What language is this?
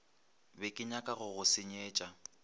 Northern Sotho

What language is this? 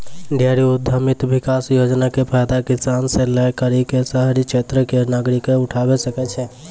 Maithili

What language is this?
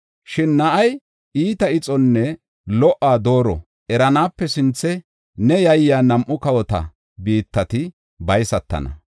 Gofa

